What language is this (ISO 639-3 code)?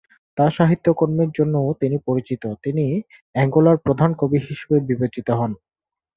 ben